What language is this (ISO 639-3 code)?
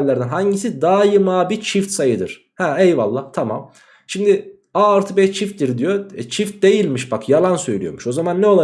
tur